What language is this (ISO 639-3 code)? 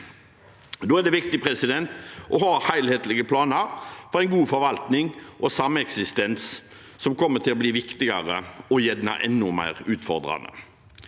nor